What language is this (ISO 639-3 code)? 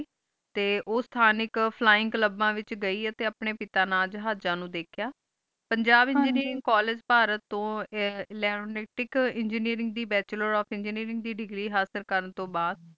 pan